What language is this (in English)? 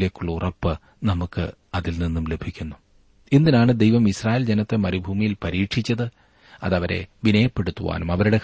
Malayalam